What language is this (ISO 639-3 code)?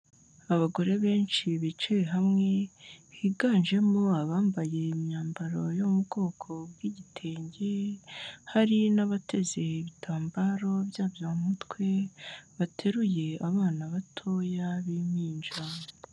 kin